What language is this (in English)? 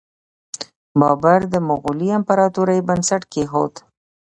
Pashto